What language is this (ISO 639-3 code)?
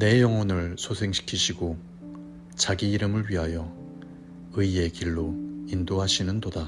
kor